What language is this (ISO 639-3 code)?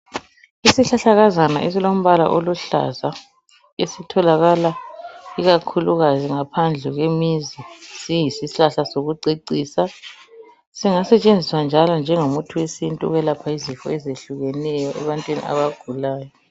nde